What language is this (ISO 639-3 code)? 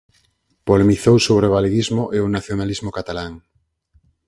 glg